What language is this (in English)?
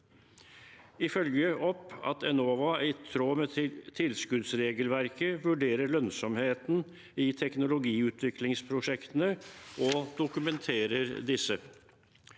Norwegian